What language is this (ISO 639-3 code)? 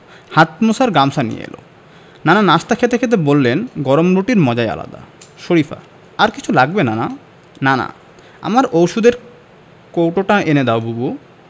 ben